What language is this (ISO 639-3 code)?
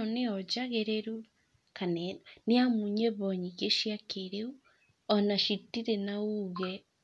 kik